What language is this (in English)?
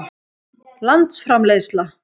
Icelandic